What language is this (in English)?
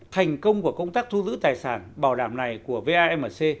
Vietnamese